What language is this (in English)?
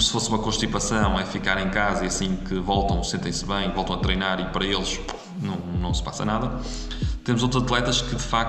Portuguese